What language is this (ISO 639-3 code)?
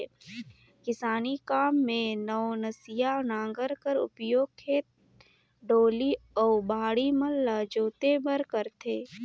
hne